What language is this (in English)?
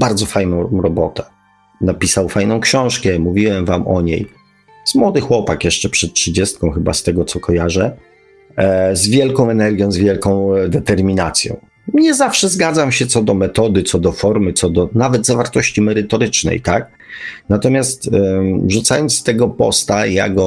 Polish